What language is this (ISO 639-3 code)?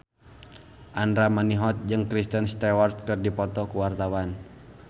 sun